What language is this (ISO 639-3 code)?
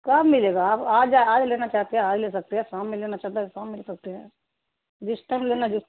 urd